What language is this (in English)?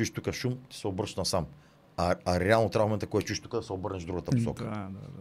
Bulgarian